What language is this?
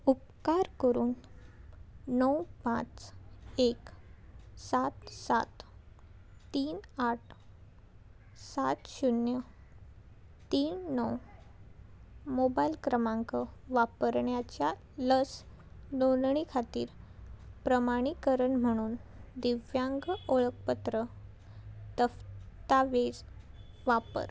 Konkani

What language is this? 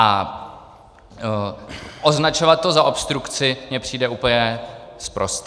Czech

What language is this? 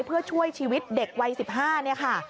Thai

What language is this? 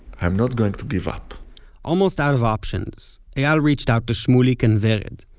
English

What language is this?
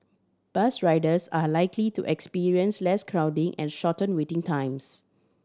English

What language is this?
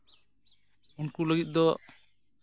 Santali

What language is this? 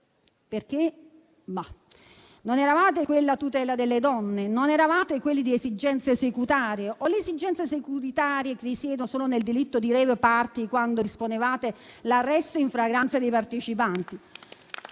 Italian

